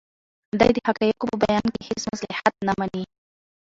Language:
Pashto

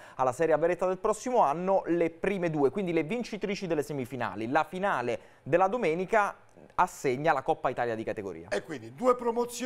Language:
Italian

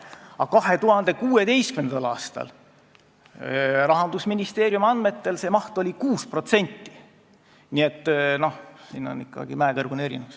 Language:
Estonian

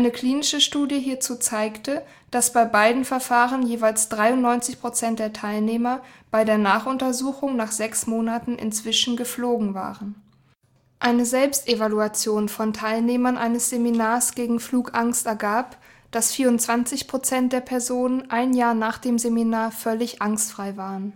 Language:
German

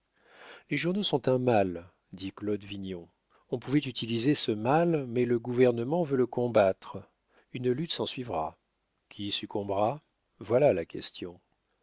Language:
French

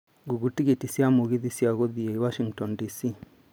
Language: Kikuyu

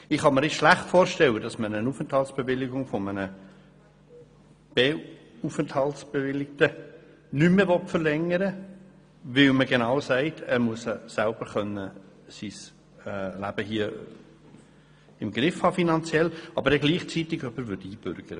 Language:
Swiss German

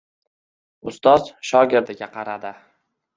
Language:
Uzbek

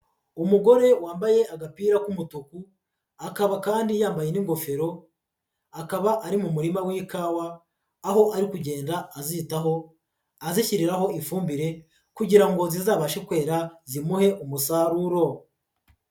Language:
Kinyarwanda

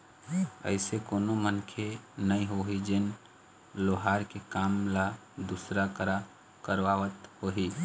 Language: Chhattisgarhi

